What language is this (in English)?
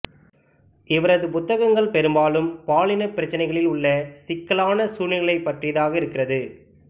Tamil